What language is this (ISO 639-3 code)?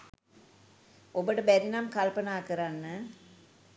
sin